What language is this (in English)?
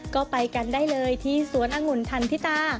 Thai